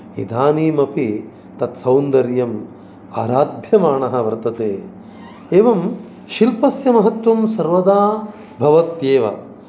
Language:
Sanskrit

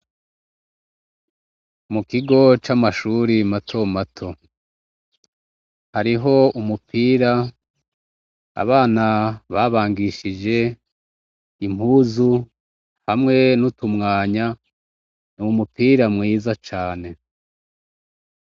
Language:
Rundi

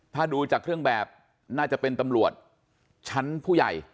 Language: Thai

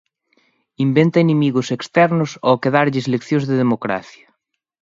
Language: Galician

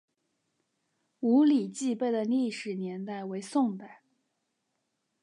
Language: Chinese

